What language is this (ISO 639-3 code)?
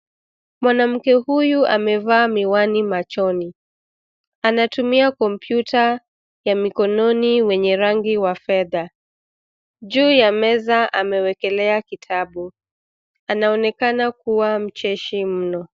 swa